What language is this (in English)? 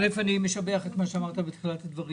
Hebrew